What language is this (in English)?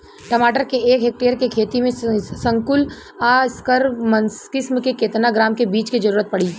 Bhojpuri